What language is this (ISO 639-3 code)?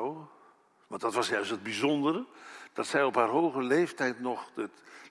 nld